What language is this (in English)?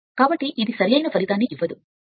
Telugu